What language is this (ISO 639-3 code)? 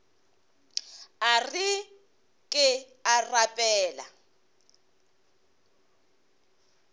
nso